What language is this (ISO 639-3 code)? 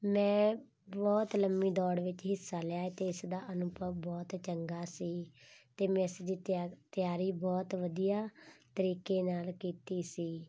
pan